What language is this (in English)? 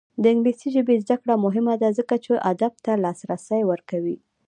Pashto